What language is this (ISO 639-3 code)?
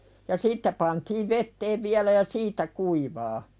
fin